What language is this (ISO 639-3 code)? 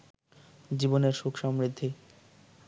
ben